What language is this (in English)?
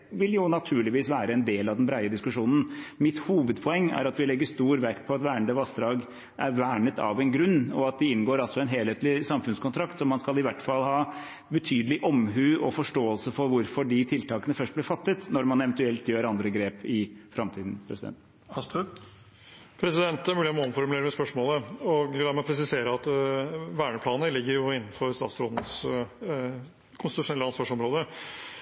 Norwegian